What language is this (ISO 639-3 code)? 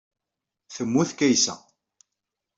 kab